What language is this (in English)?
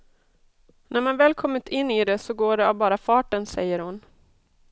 Swedish